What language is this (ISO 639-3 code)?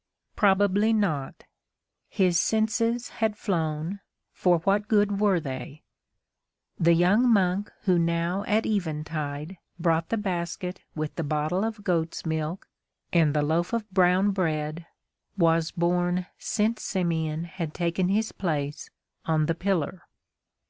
eng